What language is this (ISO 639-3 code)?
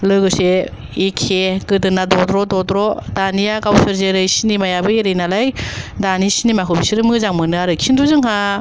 brx